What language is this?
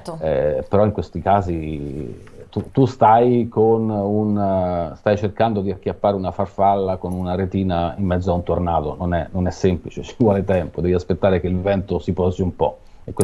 Italian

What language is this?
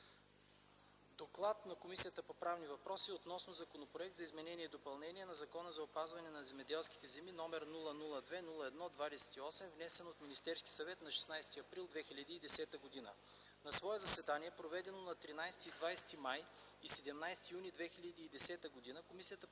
Bulgarian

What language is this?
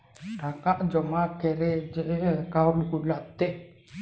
Bangla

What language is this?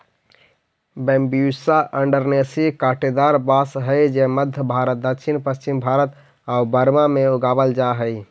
Magahi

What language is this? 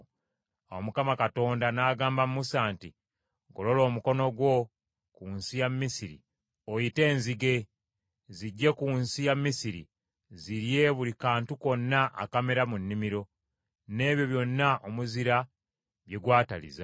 Ganda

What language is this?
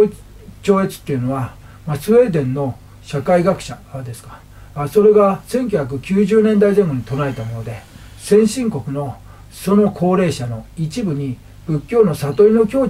Japanese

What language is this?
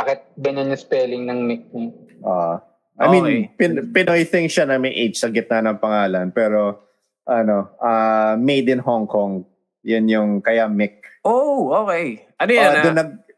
Filipino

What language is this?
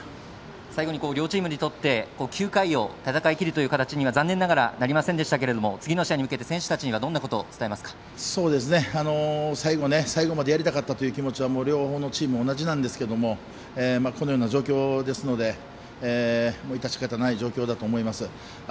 Japanese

